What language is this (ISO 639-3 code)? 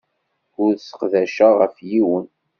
kab